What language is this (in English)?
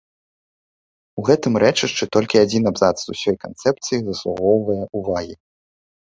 Belarusian